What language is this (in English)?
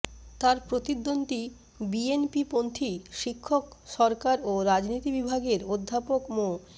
Bangla